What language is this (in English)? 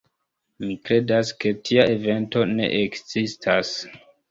Esperanto